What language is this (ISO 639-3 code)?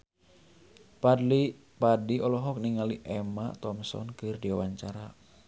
sun